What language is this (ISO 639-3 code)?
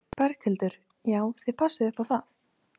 isl